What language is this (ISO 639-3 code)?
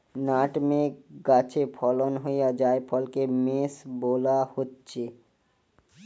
ben